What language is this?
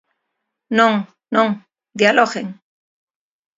Galician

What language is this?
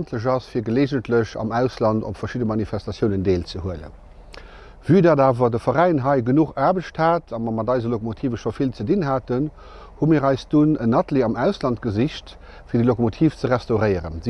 Dutch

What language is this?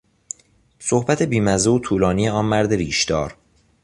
Persian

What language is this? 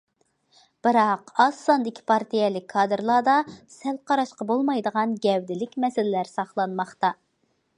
Uyghur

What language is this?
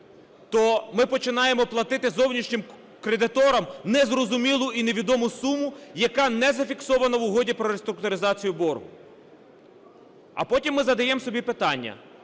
Ukrainian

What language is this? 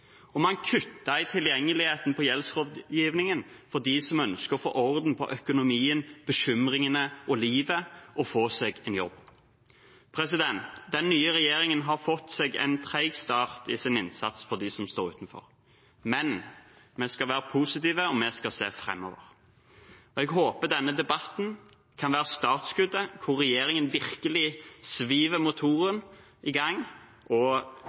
Norwegian Bokmål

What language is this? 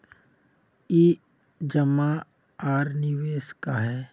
Magahi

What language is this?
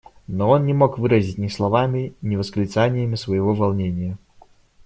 Russian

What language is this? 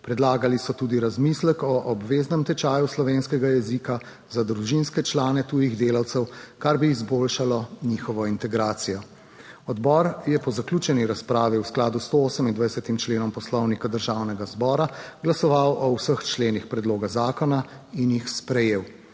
Slovenian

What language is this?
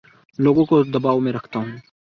Urdu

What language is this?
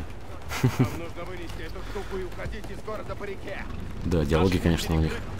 Russian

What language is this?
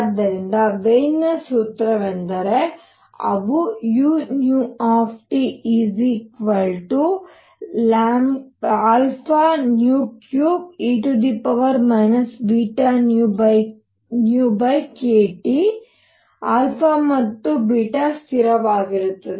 Kannada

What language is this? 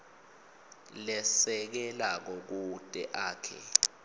Swati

